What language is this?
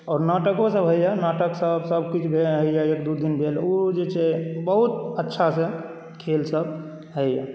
Maithili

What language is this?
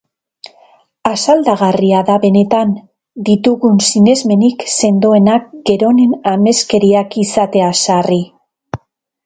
Basque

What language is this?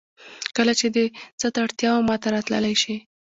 Pashto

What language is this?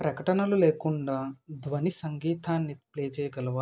Telugu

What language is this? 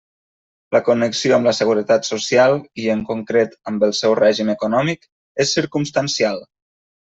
Catalan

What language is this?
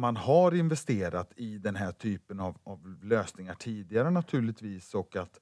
Swedish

